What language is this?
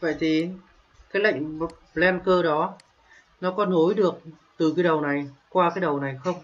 Vietnamese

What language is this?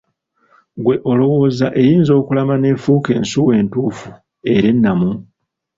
Ganda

